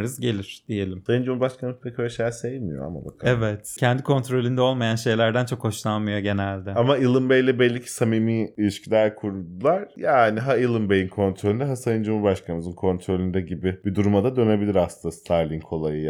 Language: Turkish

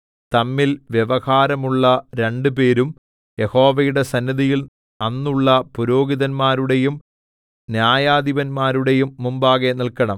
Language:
Malayalam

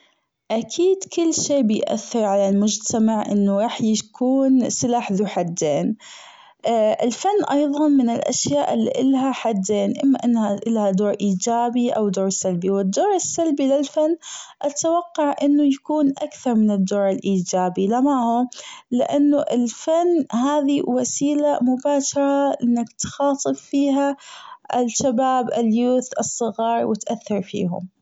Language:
Gulf Arabic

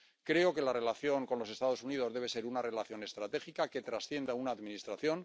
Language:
Spanish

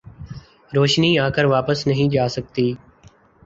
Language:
Urdu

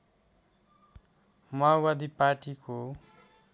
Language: Nepali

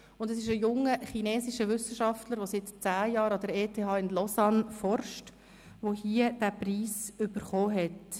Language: Swiss German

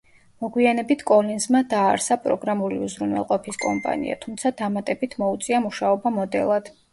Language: Georgian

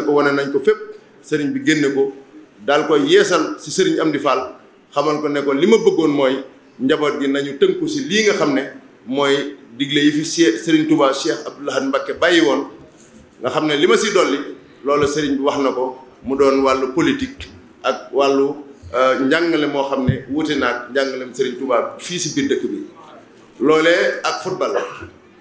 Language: Indonesian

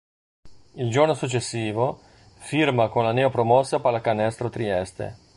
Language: Italian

